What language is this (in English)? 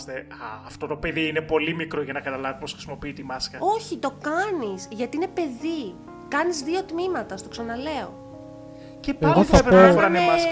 Greek